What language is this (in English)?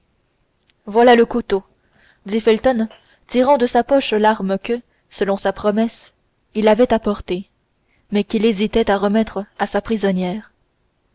French